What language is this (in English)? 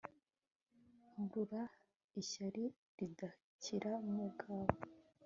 Kinyarwanda